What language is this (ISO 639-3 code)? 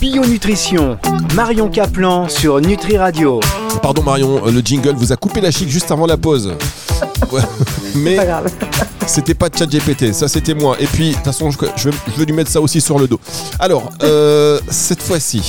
fra